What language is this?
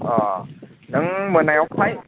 Bodo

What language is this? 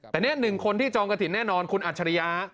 Thai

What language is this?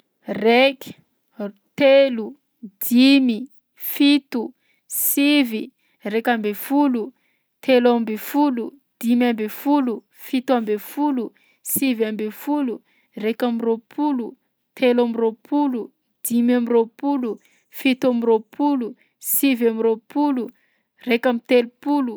Southern Betsimisaraka Malagasy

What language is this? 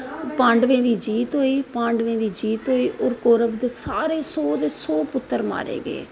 Dogri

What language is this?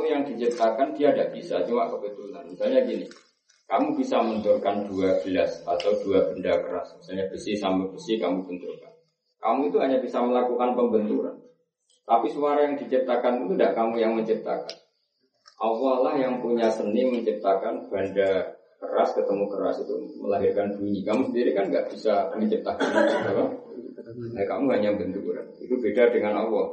Indonesian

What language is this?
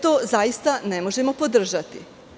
Serbian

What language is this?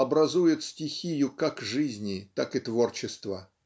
Russian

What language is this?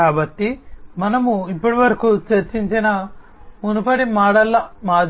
Telugu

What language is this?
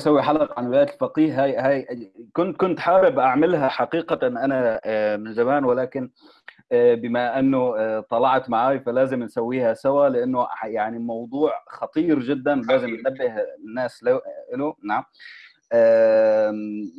Arabic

